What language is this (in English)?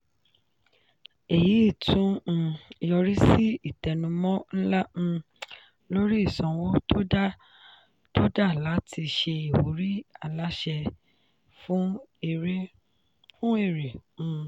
Yoruba